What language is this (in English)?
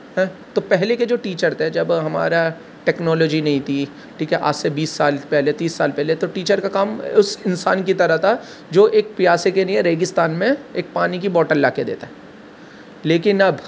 Urdu